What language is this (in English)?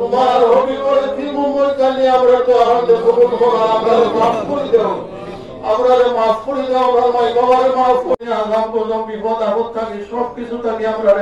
Arabic